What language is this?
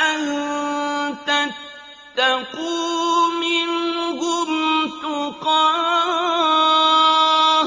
Arabic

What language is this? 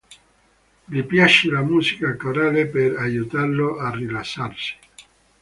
Italian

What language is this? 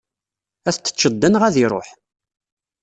Kabyle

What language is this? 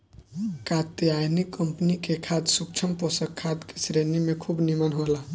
Bhojpuri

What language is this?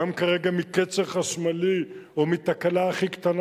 Hebrew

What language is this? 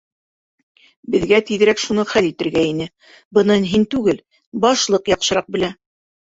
Bashkir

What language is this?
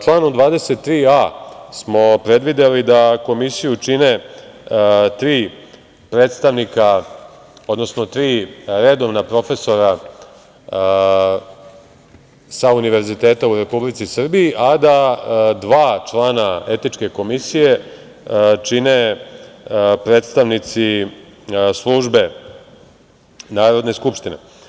Serbian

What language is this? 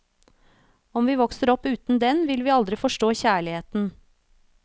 Norwegian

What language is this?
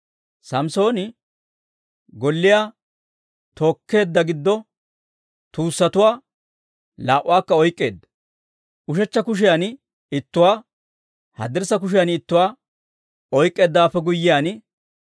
Dawro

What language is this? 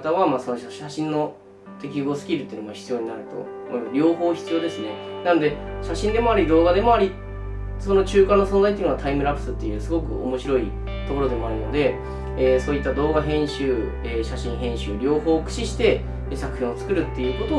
Japanese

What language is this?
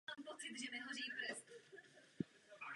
Czech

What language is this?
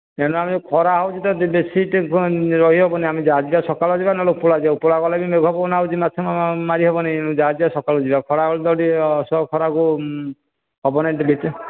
Odia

